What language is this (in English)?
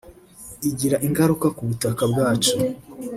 Kinyarwanda